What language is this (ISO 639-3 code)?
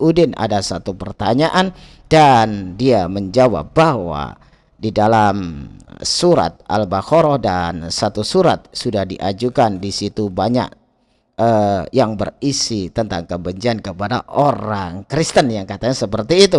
ind